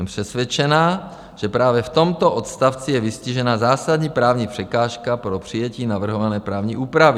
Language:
Czech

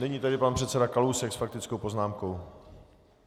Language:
Czech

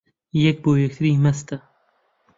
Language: Central Kurdish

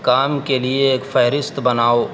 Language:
Urdu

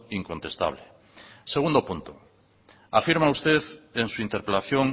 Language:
Spanish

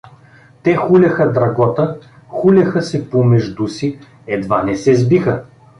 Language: Bulgarian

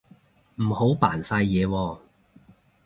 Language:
Cantonese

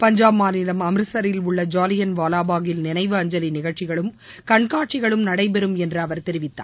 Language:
Tamil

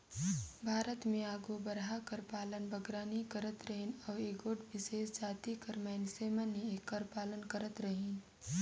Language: Chhattisgarhi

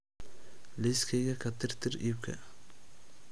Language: Somali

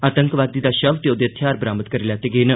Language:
Dogri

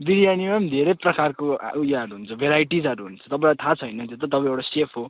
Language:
Nepali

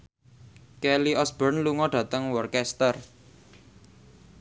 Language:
Javanese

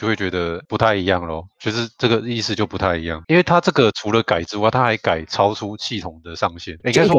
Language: Chinese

